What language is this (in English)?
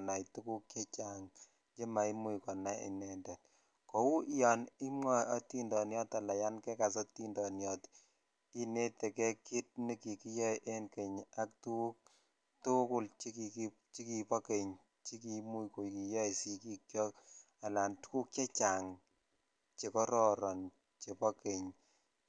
Kalenjin